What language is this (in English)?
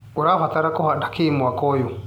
Kikuyu